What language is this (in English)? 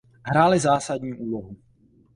Czech